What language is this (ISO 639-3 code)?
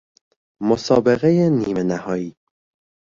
fas